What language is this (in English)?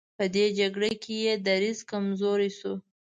Pashto